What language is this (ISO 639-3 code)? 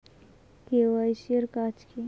ben